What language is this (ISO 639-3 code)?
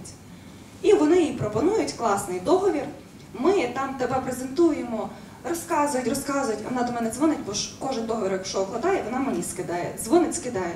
ukr